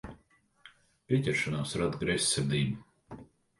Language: Latvian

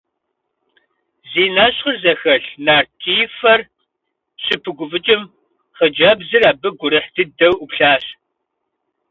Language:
Kabardian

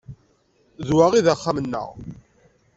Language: Kabyle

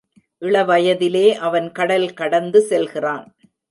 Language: Tamil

